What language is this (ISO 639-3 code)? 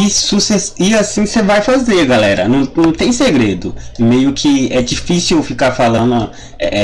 por